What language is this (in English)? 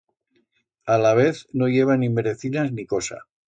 Aragonese